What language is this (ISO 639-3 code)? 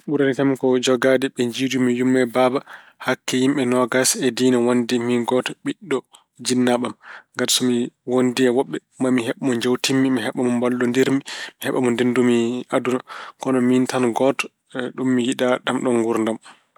ful